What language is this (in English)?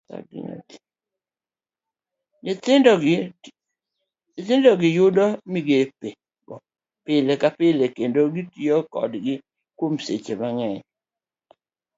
Luo (Kenya and Tanzania)